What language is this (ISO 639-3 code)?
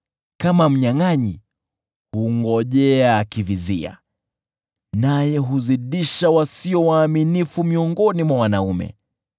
swa